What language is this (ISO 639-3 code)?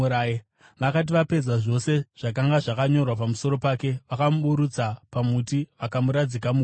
sna